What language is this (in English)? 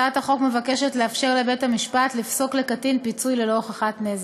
Hebrew